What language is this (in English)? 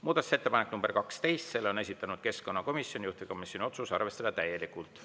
Estonian